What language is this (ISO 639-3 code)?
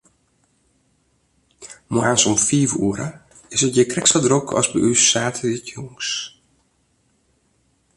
fry